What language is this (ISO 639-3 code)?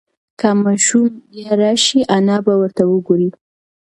pus